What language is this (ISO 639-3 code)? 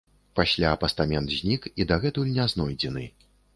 bel